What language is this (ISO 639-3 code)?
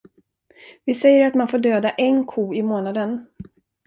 swe